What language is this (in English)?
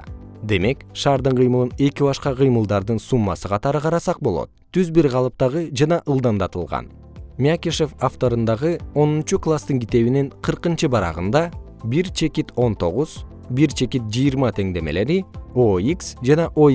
Kyrgyz